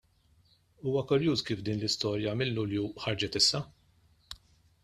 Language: Maltese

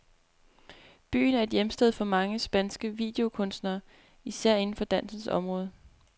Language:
Danish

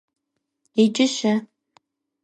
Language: Kabardian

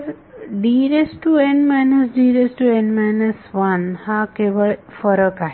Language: Marathi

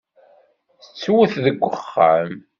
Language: Kabyle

